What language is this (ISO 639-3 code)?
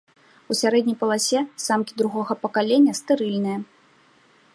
bel